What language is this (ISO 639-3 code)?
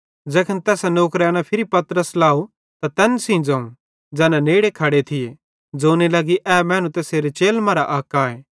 bhd